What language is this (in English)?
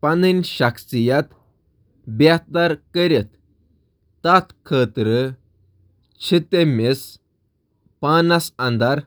Kashmiri